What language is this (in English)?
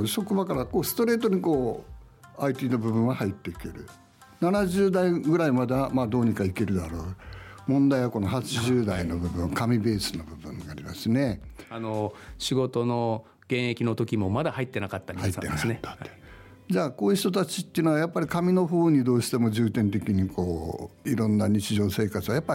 Japanese